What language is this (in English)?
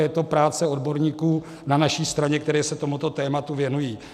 Czech